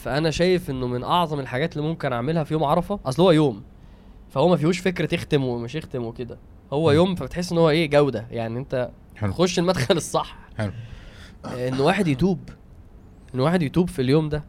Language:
Arabic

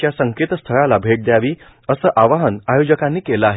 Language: Marathi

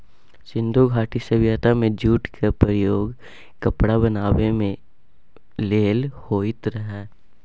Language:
Maithili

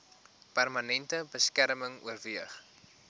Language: Afrikaans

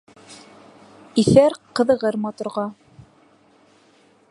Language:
Bashkir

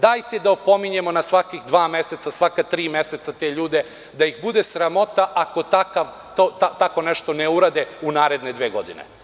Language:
Serbian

